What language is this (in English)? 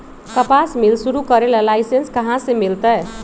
Magahi